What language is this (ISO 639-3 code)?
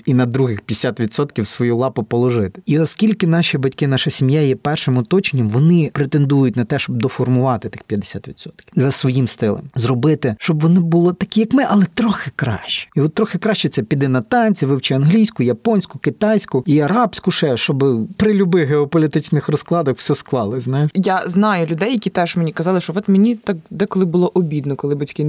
ukr